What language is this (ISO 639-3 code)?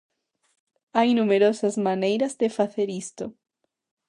glg